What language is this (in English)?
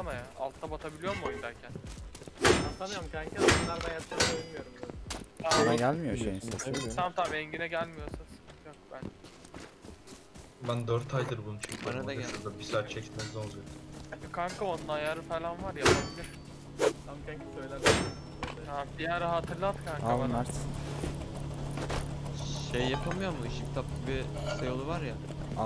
Turkish